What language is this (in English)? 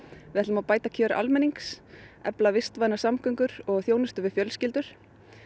Icelandic